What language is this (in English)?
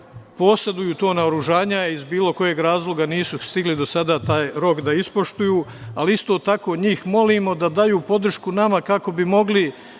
Serbian